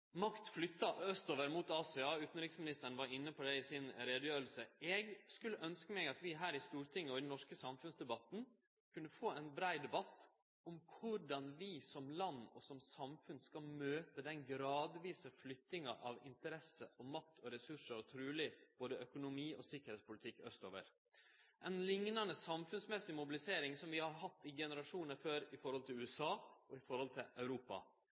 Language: Norwegian Nynorsk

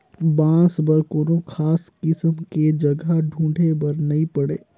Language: Chhattisgarhi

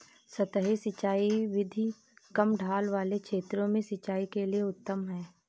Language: Hindi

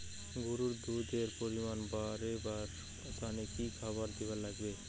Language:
Bangla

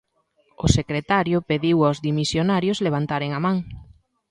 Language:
Galician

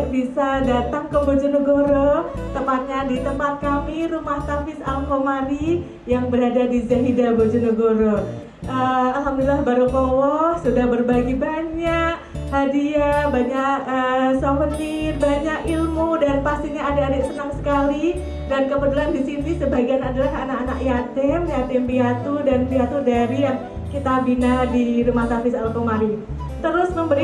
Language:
Indonesian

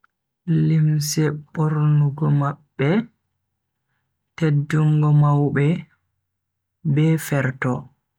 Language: Bagirmi Fulfulde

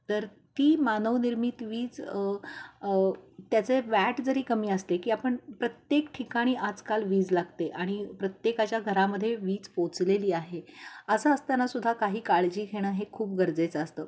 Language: Marathi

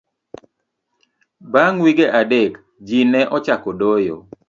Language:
Luo (Kenya and Tanzania)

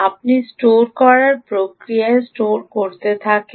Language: Bangla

